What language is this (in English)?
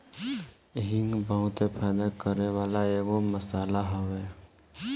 Bhojpuri